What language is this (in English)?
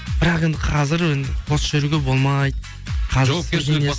Kazakh